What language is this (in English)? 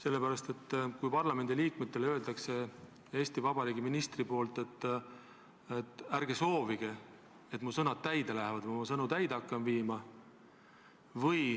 Estonian